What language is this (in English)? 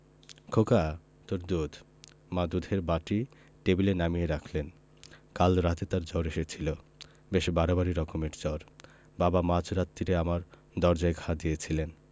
Bangla